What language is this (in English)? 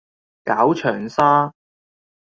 Cantonese